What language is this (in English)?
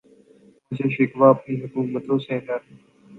Urdu